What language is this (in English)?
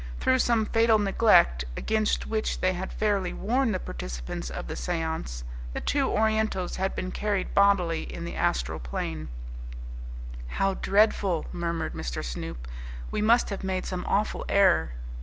English